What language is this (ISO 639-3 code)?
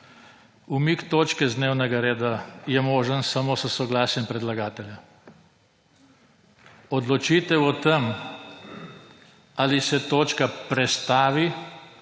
slv